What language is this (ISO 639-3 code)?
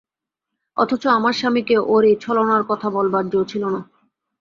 ben